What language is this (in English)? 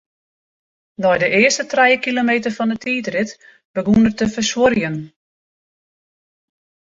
Western Frisian